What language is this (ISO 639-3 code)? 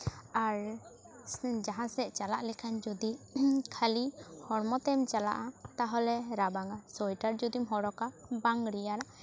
sat